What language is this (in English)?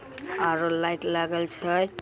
Magahi